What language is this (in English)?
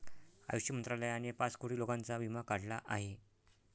Marathi